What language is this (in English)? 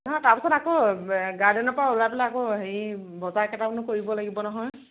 Assamese